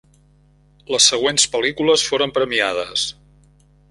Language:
Catalan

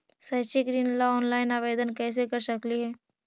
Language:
Magahi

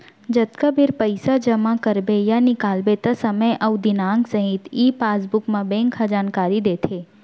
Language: Chhattisgarhi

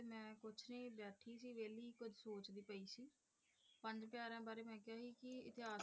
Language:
Punjabi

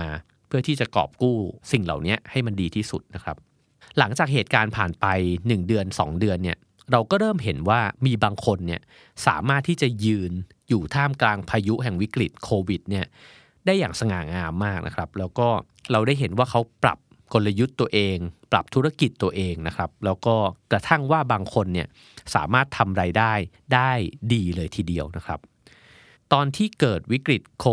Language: Thai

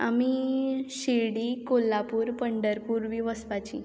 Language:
Konkani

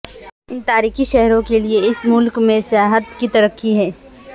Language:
Urdu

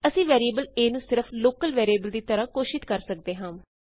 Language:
Punjabi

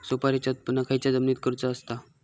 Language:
Marathi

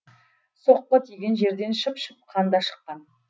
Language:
Kazakh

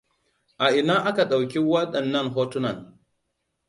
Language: Hausa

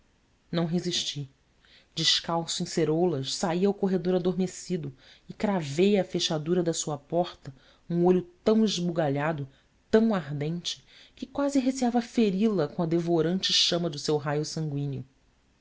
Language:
Portuguese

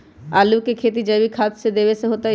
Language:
Magahi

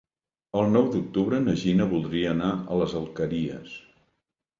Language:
Catalan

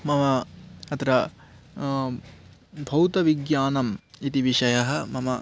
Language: Sanskrit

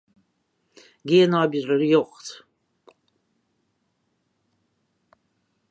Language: Western Frisian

